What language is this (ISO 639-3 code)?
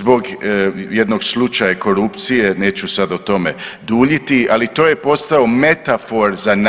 hrv